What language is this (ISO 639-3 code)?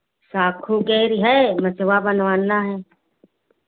hin